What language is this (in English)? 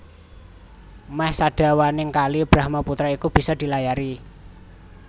Javanese